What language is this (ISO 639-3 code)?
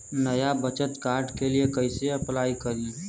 bho